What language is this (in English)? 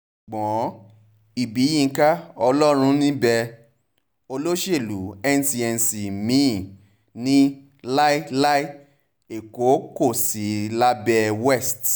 Yoruba